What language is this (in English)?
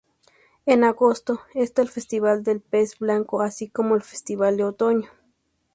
Spanish